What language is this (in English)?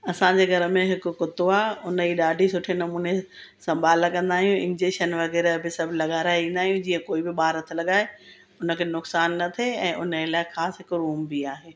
Sindhi